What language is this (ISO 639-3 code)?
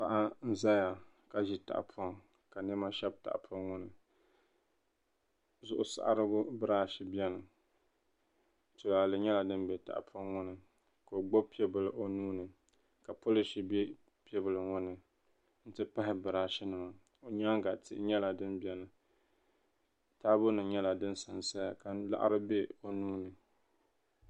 dag